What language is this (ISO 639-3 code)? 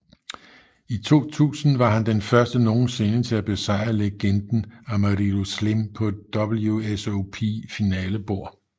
dan